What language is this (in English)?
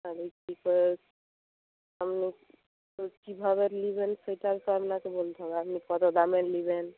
Bangla